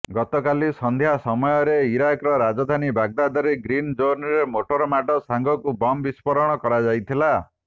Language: Odia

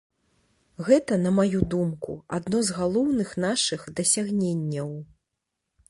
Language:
Belarusian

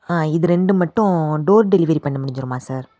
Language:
Tamil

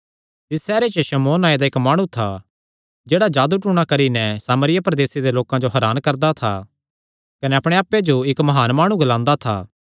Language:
Kangri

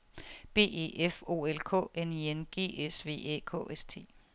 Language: Danish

